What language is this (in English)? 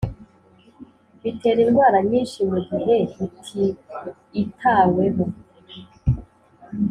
Kinyarwanda